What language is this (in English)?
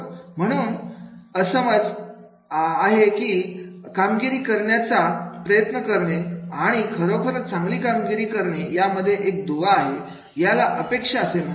Marathi